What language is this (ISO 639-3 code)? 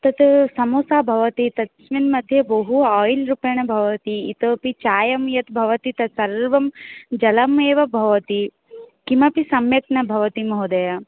san